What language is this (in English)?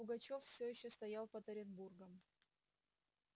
Russian